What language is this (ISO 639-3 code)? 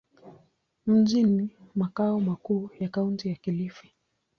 swa